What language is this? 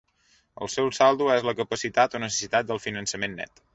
Catalan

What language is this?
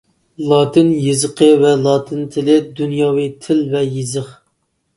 Uyghur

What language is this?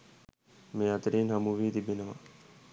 Sinhala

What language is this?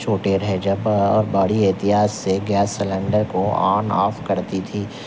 Urdu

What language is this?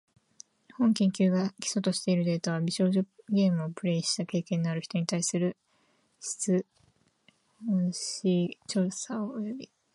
Japanese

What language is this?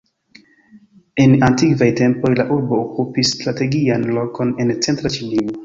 Esperanto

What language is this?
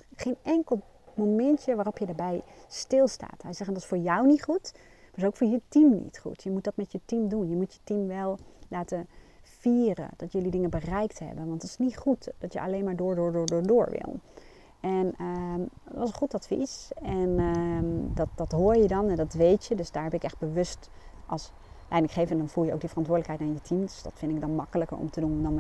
Dutch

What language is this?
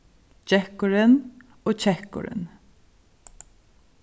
Faroese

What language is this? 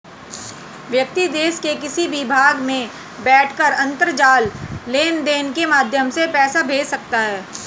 Hindi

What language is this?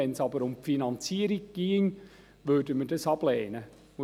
Swiss German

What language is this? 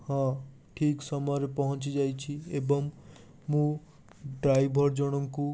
Odia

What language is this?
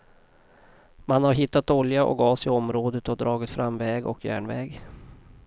Swedish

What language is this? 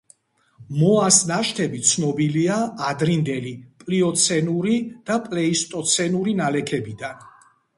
Georgian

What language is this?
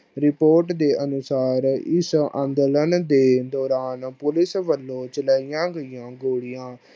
Punjabi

